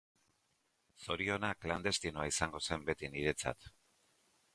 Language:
Basque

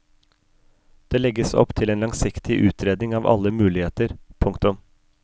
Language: Norwegian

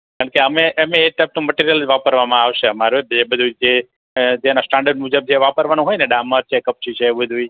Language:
Gujarati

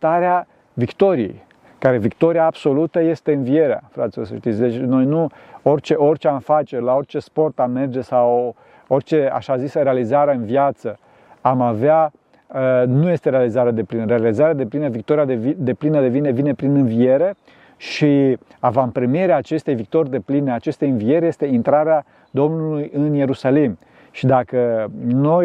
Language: Romanian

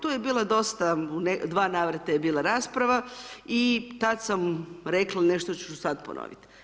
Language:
Croatian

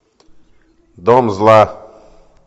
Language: Russian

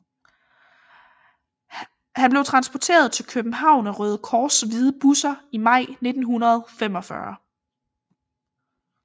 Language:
Danish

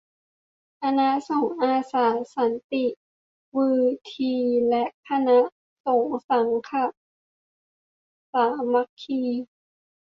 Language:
Thai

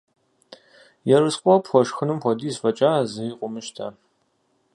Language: Kabardian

